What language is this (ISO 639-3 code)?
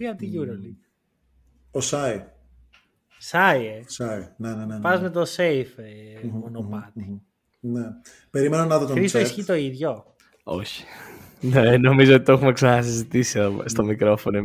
ell